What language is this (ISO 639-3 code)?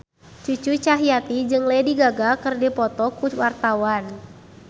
sun